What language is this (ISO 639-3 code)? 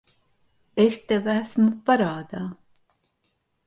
lav